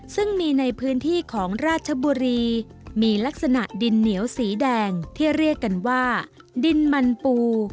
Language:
Thai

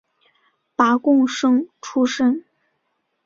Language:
Chinese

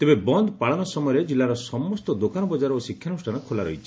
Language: Odia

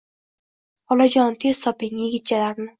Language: Uzbek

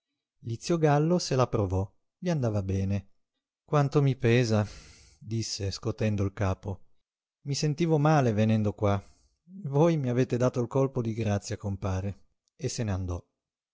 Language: Italian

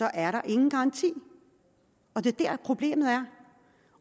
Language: Danish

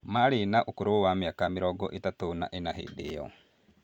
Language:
Kikuyu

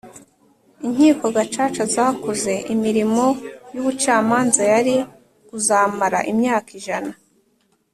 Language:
Kinyarwanda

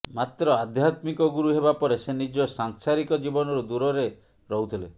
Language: Odia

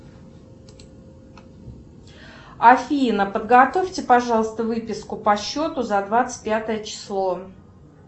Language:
Russian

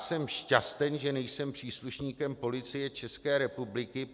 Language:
Czech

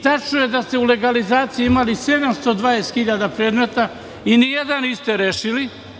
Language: Serbian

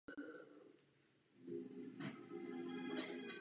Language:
Czech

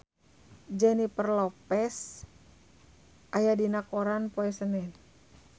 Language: Sundanese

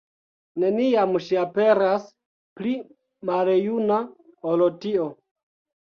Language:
Esperanto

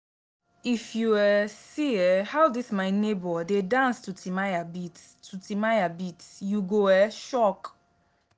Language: Nigerian Pidgin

